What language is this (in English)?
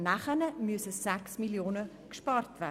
Swiss German